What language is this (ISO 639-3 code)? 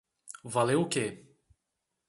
por